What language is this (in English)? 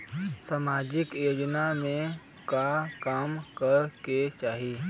Bhojpuri